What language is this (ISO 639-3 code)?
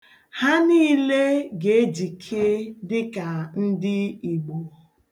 ibo